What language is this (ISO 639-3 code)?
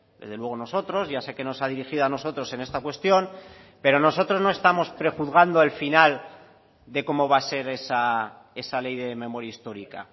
spa